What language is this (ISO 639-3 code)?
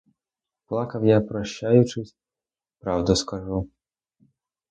ukr